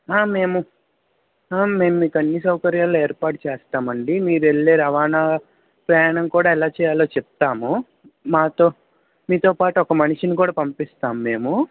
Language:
Telugu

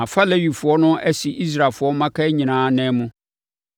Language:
Akan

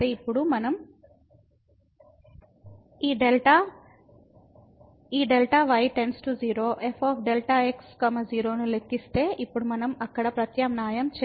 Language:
Telugu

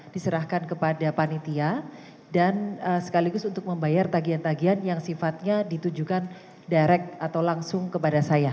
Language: Indonesian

